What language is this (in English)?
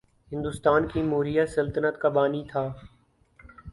Urdu